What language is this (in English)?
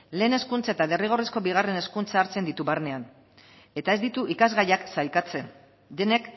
Basque